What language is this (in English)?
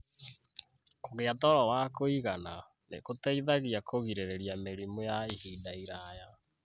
Kikuyu